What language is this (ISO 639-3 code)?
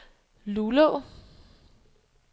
dan